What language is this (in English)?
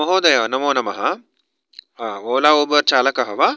Sanskrit